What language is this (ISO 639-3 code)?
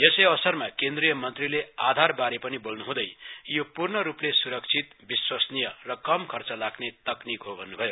nep